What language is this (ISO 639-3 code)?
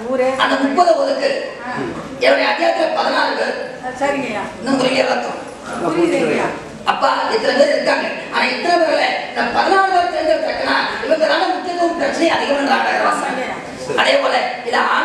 ind